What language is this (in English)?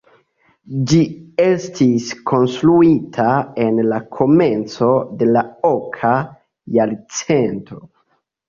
Esperanto